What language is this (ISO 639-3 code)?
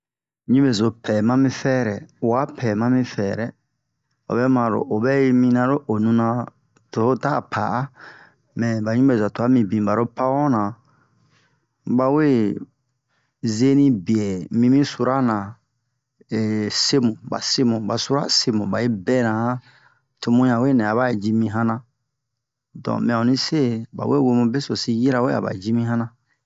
bmq